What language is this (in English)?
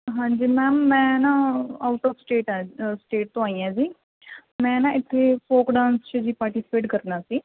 Punjabi